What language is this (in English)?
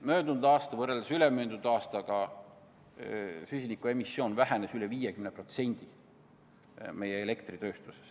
Estonian